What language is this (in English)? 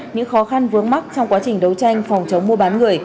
Vietnamese